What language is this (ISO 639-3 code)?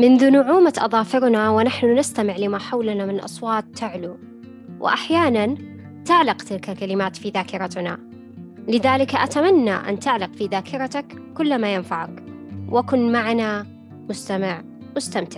ara